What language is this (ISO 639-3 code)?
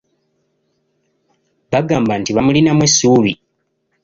lug